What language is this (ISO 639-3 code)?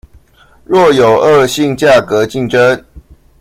zho